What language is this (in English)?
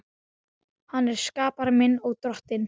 Icelandic